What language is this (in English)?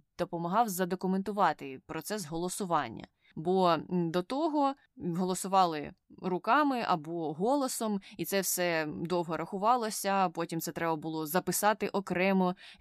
Ukrainian